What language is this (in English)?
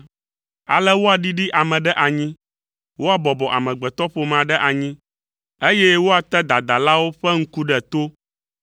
Ewe